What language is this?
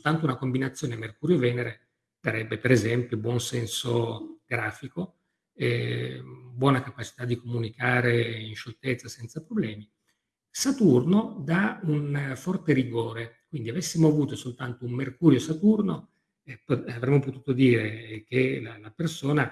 Italian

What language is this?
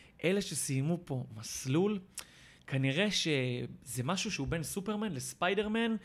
Hebrew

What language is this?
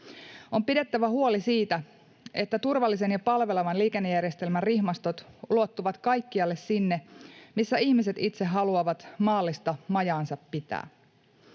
Finnish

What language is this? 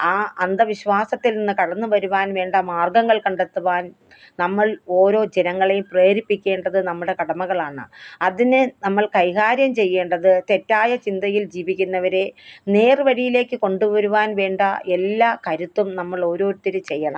Malayalam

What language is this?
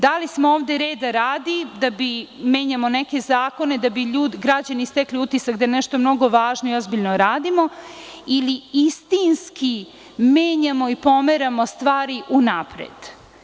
Serbian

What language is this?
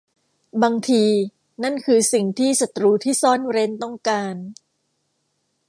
Thai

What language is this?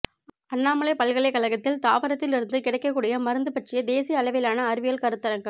Tamil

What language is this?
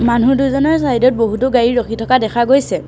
Assamese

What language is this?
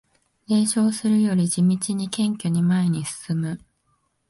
Japanese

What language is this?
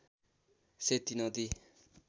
Nepali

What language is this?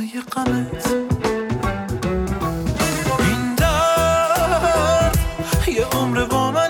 Persian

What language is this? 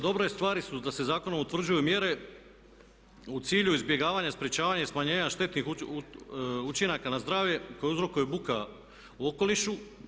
Croatian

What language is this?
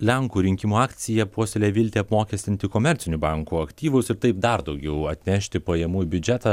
Lithuanian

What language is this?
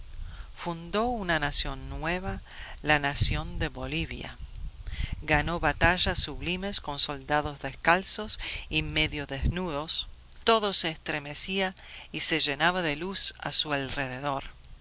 Spanish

